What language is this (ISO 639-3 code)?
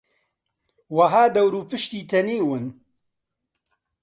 ckb